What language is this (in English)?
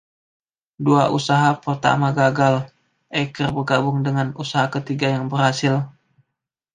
Indonesian